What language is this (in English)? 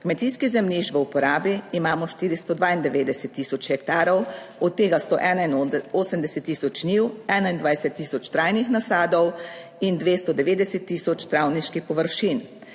Slovenian